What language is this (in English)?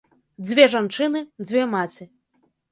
Belarusian